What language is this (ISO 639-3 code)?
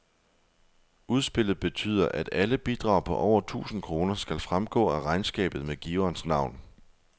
dan